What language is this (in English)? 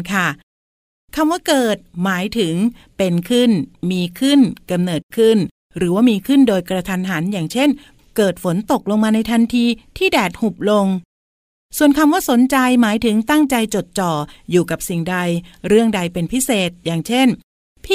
Thai